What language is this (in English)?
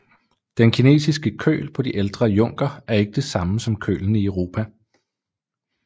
Danish